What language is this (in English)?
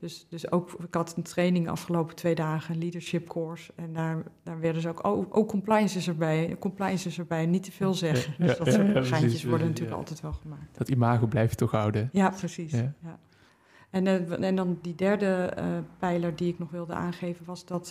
Dutch